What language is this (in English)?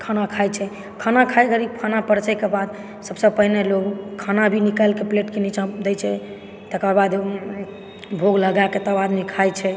Maithili